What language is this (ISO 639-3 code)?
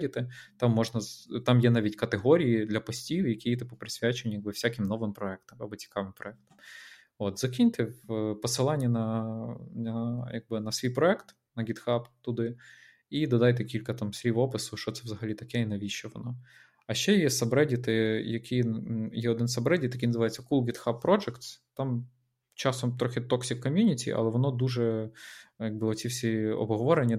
ukr